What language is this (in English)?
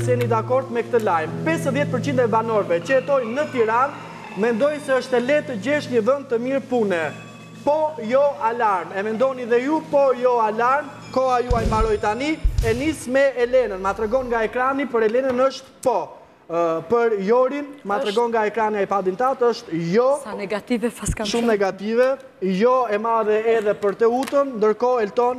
Romanian